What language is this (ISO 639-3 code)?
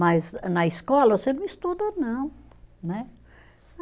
por